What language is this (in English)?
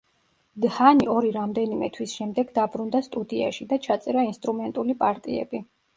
Georgian